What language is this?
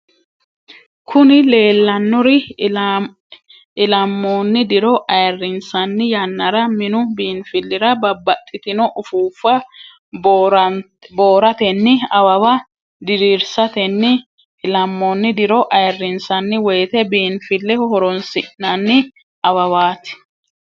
Sidamo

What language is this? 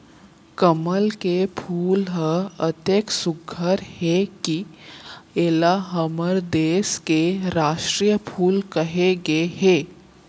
Chhattisgarhi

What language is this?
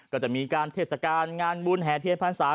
Thai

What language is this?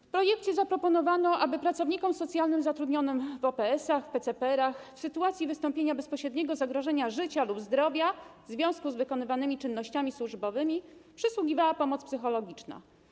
Polish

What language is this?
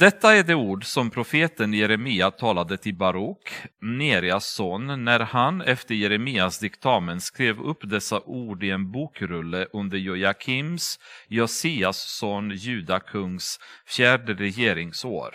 Swedish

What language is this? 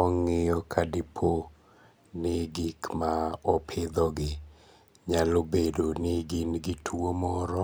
Luo (Kenya and Tanzania)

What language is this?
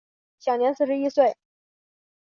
Chinese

